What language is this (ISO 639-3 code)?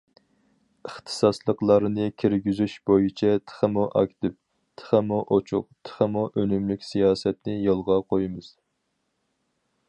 uig